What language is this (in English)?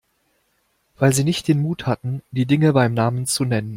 German